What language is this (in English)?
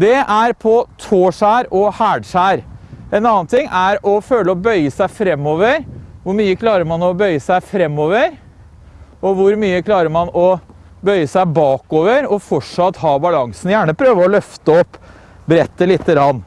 Norwegian